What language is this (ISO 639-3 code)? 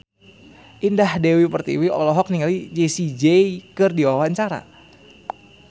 sun